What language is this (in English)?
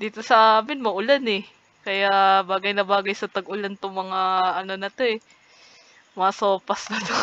Filipino